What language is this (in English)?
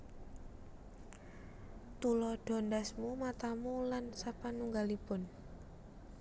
Javanese